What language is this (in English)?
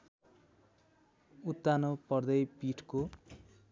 Nepali